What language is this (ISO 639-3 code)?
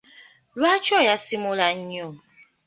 lug